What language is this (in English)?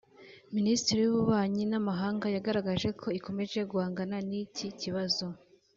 Kinyarwanda